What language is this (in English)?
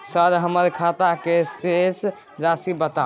Maithili